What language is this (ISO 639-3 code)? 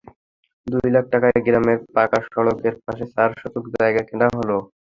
ben